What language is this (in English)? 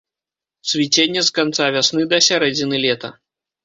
Belarusian